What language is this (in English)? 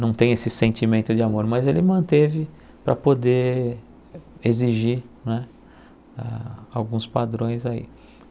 Portuguese